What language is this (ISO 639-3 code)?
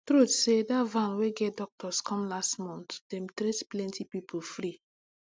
pcm